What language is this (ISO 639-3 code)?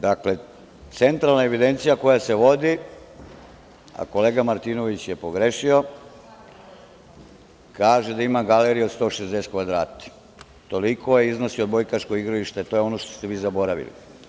srp